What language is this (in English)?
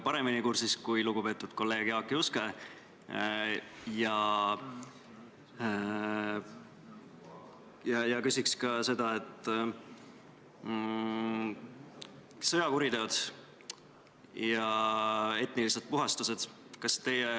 Estonian